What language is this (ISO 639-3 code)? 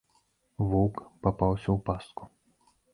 bel